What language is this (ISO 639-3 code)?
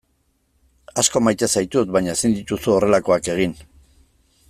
eus